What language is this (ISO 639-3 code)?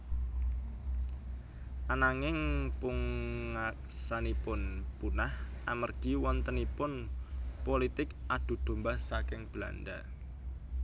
jav